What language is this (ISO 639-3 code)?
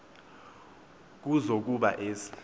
xho